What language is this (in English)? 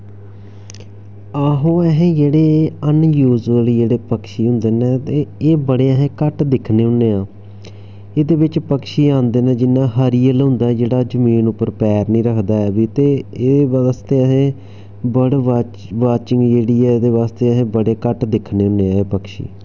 Dogri